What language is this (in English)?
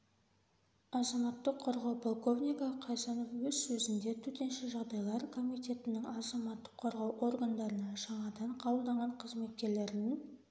Kazakh